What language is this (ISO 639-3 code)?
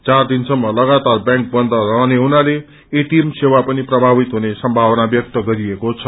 nep